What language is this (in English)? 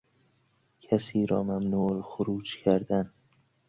Persian